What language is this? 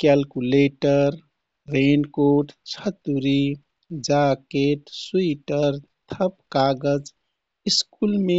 Kathoriya Tharu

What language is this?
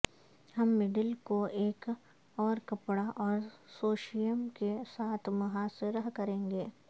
Urdu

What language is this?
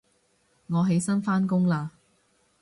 Cantonese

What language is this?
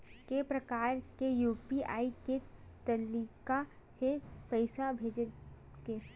Chhattisgarhi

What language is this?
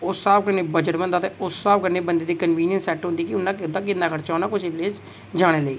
Dogri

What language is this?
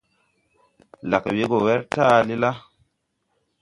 Tupuri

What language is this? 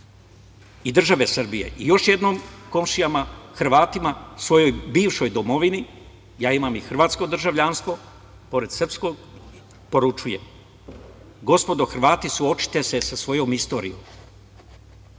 Serbian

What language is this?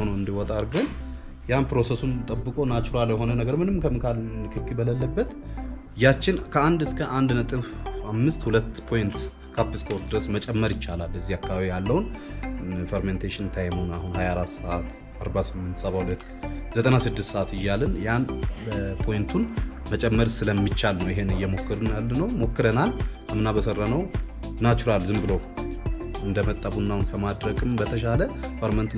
Japanese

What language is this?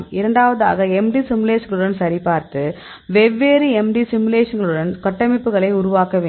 Tamil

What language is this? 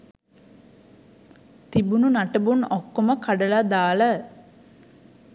Sinhala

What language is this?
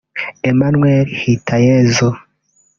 Kinyarwanda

